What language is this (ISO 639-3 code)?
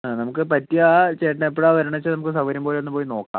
mal